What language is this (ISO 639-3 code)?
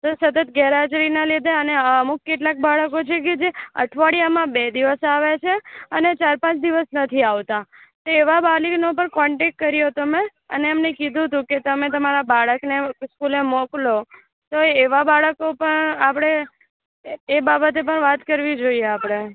guj